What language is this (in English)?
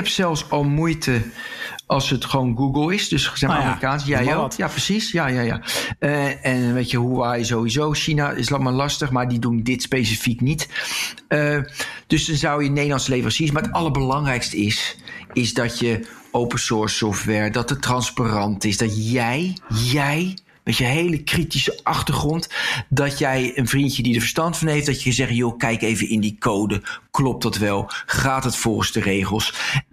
Dutch